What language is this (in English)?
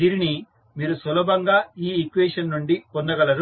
Telugu